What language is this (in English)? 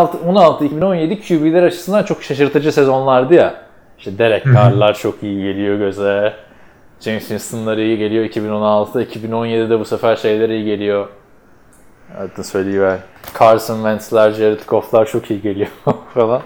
Turkish